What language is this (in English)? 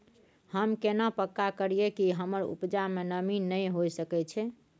Maithili